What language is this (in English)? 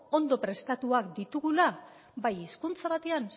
Basque